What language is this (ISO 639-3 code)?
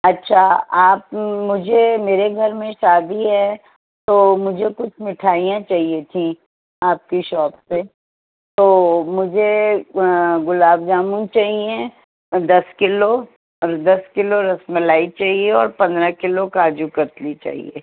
urd